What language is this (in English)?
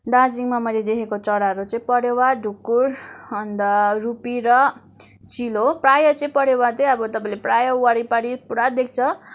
Nepali